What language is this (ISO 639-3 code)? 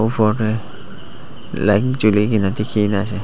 nag